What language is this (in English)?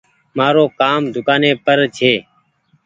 Goaria